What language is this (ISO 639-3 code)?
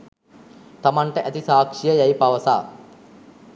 sin